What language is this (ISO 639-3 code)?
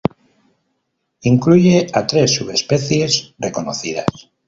spa